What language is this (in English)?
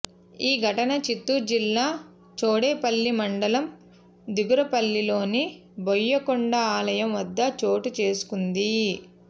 Telugu